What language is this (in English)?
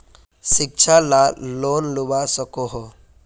Magahi